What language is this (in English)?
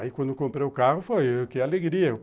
Portuguese